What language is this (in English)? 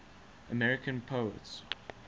English